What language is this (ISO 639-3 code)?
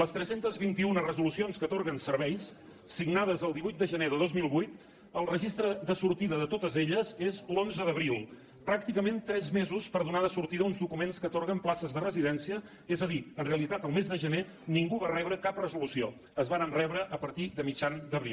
cat